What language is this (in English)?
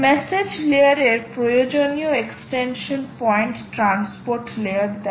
Bangla